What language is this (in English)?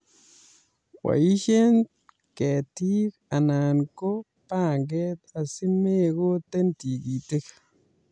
Kalenjin